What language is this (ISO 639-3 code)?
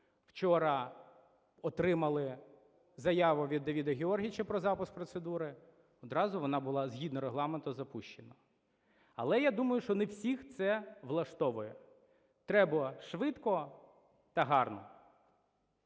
ukr